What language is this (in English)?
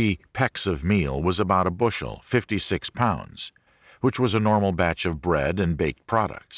English